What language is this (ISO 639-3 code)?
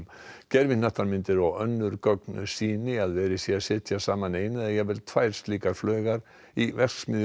isl